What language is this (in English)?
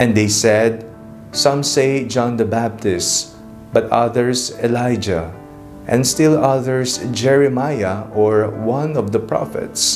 Filipino